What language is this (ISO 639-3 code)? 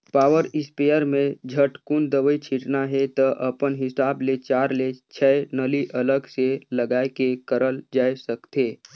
hne